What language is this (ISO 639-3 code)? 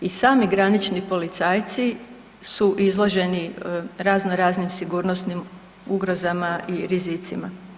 hrv